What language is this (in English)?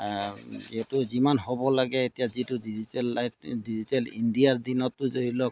Assamese